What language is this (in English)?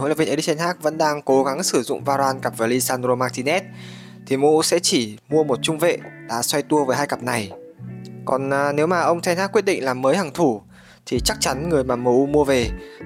Vietnamese